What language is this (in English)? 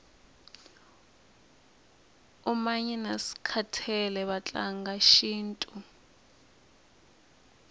Tsonga